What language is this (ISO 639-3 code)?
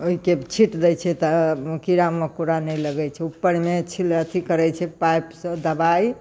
mai